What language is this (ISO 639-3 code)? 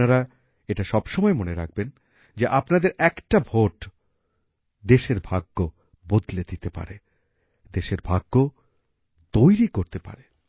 ben